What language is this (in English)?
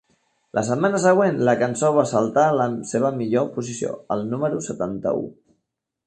Catalan